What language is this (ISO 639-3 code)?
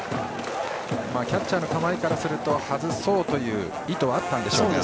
jpn